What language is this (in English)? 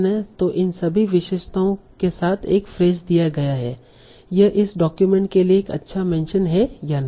Hindi